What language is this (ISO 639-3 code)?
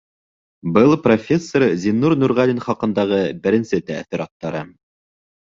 bak